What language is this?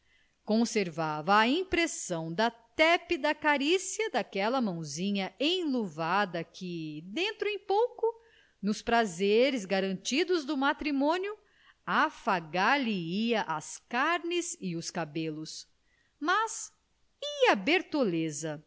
Portuguese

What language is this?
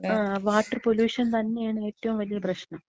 Malayalam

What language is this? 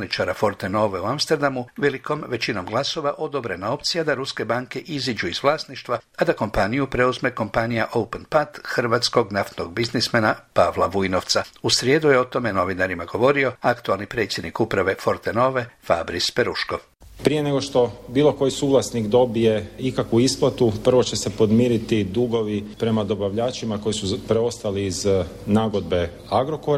Croatian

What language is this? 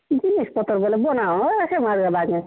Odia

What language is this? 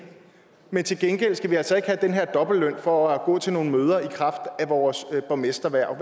Danish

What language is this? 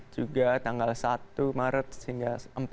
Indonesian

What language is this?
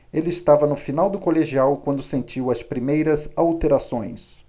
Portuguese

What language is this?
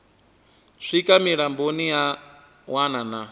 Venda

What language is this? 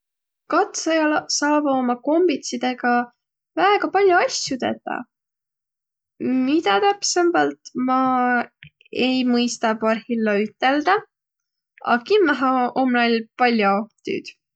Võro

